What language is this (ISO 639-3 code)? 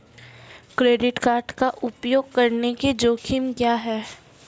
hin